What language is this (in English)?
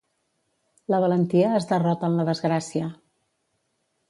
Catalan